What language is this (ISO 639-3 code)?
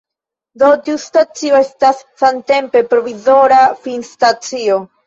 epo